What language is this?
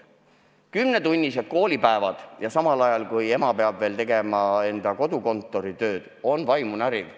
Estonian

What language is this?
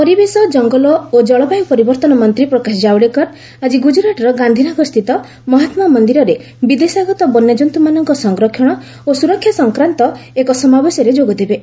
Odia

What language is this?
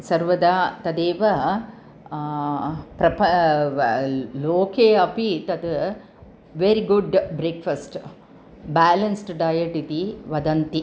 Sanskrit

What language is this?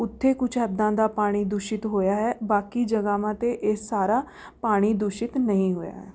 Punjabi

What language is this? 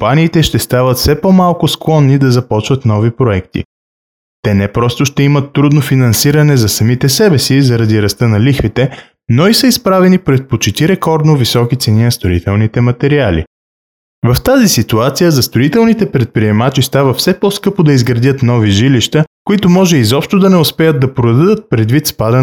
Bulgarian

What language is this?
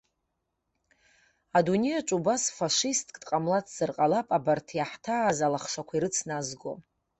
Abkhazian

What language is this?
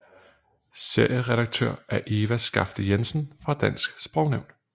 Danish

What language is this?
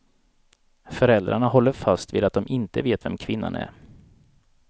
Swedish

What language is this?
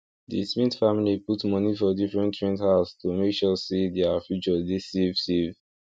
Nigerian Pidgin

